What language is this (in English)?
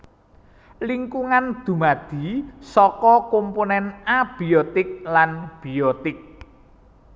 Javanese